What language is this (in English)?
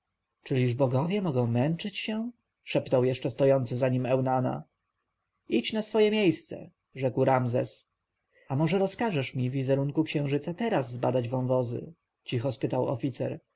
Polish